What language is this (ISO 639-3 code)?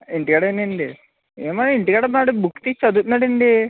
tel